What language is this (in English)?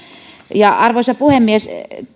Finnish